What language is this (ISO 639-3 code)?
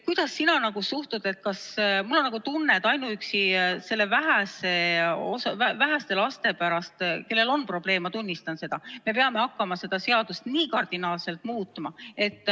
est